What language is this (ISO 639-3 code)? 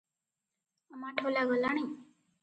ori